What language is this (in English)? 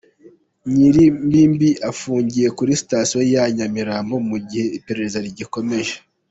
Kinyarwanda